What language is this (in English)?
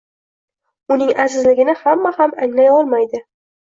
Uzbek